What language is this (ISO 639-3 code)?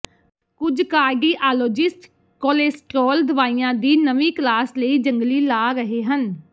pan